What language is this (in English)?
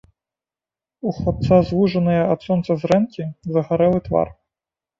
Belarusian